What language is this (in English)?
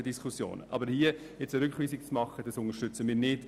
Swiss German